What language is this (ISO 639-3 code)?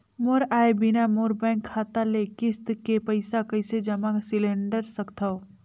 hne